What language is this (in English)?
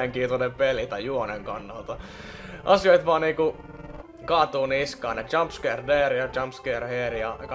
Finnish